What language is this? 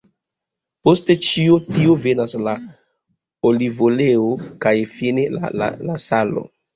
Esperanto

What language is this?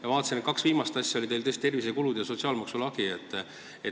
Estonian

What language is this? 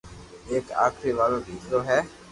Loarki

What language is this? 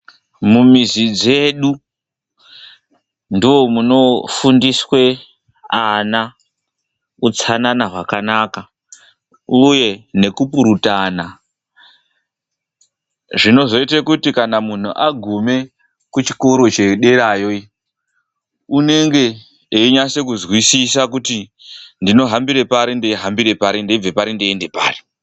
Ndau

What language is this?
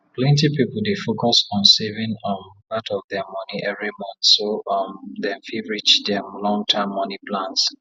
Nigerian Pidgin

